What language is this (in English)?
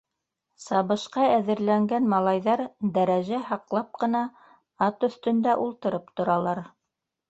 Bashkir